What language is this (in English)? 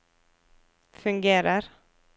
Norwegian